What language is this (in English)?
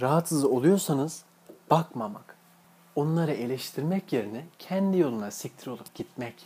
Turkish